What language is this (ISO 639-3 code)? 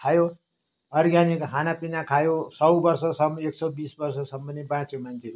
nep